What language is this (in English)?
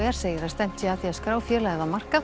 Icelandic